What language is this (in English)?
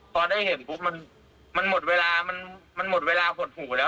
Thai